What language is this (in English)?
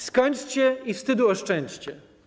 Polish